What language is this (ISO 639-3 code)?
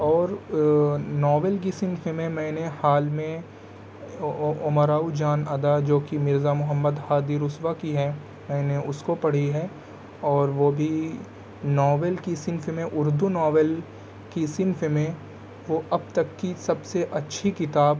urd